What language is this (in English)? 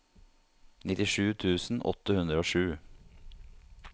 Norwegian